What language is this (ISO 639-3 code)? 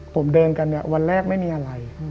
tha